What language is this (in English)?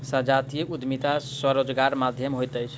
Maithili